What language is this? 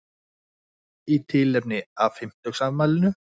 Icelandic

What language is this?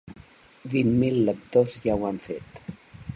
Catalan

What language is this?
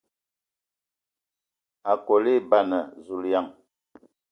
Ewondo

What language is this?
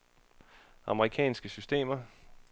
Danish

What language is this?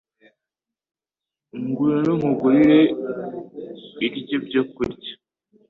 Kinyarwanda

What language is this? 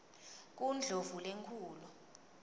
Swati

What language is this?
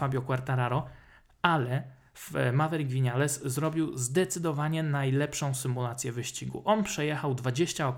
Polish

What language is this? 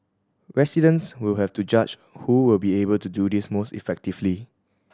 English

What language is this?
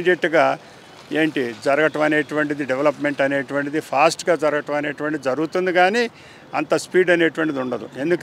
Telugu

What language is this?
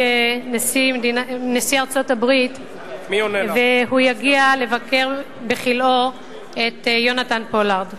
Hebrew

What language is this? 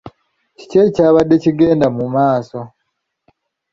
Ganda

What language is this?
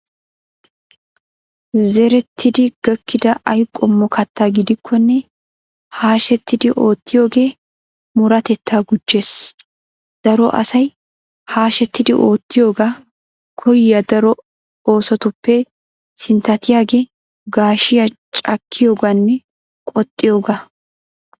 Wolaytta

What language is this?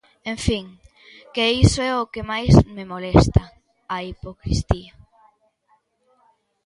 Galician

